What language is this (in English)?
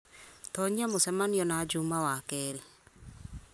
Kikuyu